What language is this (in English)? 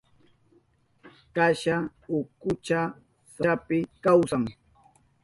Southern Pastaza Quechua